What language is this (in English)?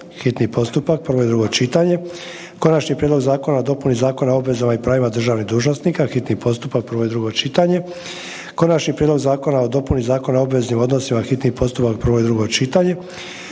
Croatian